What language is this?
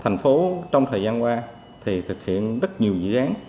Vietnamese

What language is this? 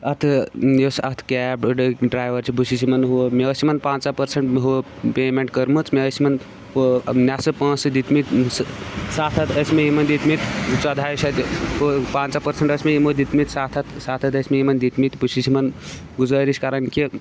Kashmiri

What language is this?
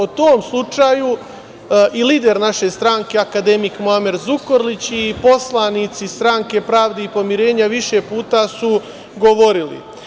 Serbian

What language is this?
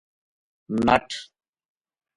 Gujari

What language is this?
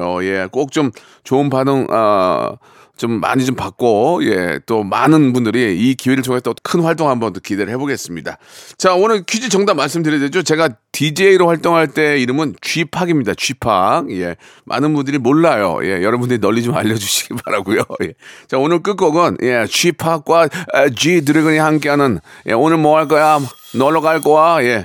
Korean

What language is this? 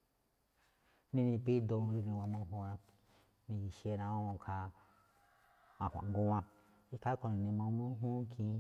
Malinaltepec Me'phaa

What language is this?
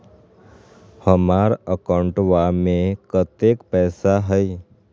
Magahi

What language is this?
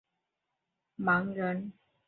Chinese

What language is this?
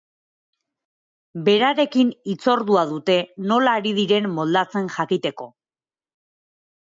Basque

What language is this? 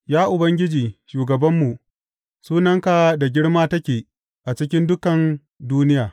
Hausa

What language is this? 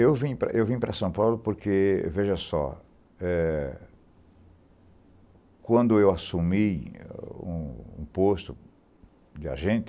Portuguese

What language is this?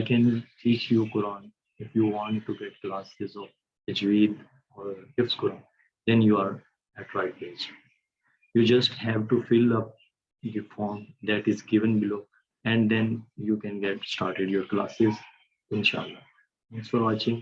English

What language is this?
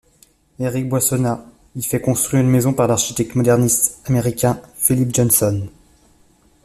French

